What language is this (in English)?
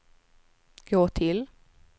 Swedish